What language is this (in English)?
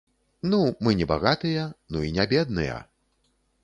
Belarusian